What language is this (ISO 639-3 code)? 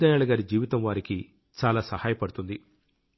tel